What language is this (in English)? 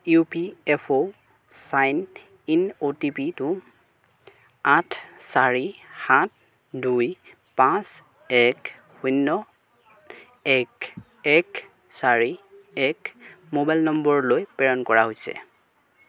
Assamese